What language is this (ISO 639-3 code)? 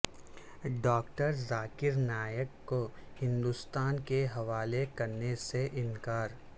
urd